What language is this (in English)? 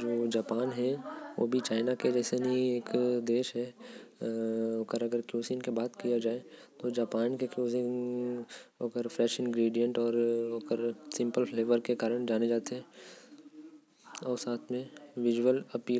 Korwa